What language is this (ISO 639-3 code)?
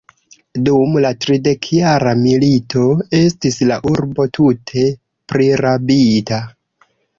epo